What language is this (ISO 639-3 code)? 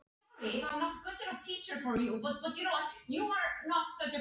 isl